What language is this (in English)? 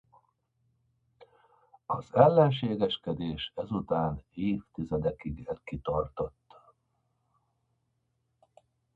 Hungarian